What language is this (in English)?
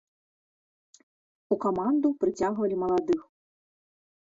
Belarusian